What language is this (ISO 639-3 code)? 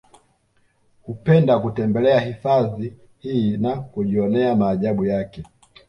swa